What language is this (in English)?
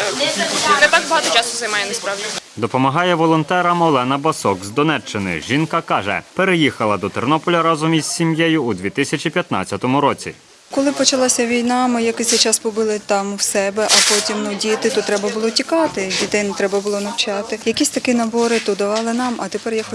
Ukrainian